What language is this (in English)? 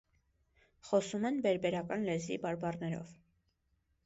Armenian